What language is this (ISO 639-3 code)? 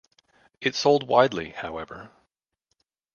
eng